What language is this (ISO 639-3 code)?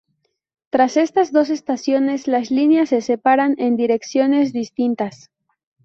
spa